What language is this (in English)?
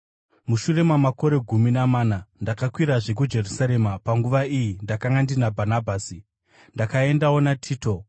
Shona